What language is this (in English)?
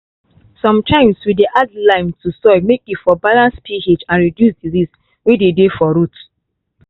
Nigerian Pidgin